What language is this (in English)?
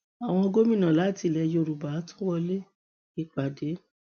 Yoruba